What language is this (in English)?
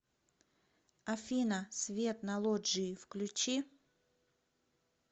Russian